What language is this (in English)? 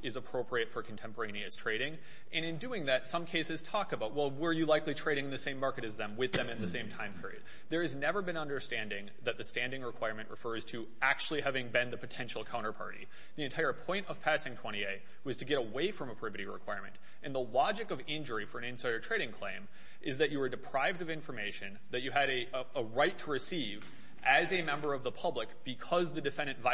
English